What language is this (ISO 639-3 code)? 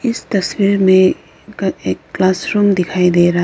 hin